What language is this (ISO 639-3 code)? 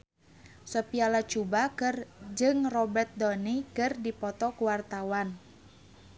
sun